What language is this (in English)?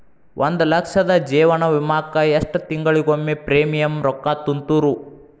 Kannada